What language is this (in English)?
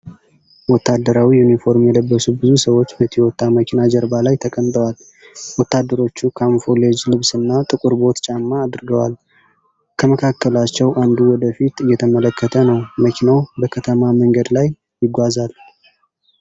Amharic